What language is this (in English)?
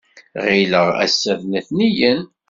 Kabyle